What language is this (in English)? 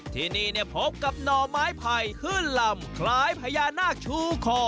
Thai